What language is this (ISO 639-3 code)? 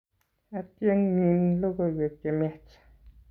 kln